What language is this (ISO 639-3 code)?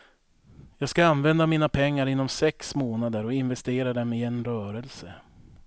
swe